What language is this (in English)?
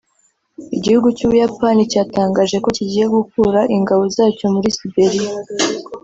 Kinyarwanda